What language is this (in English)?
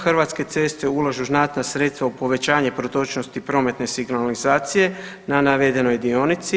Croatian